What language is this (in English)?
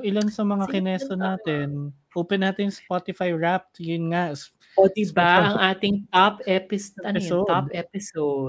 Filipino